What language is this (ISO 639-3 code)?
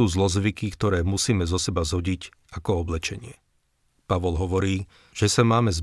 slk